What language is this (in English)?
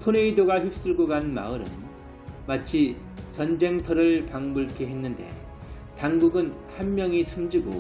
Korean